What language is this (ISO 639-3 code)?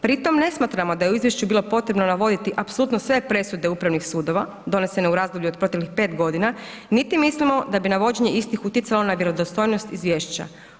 hrv